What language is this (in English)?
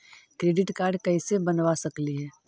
Magahi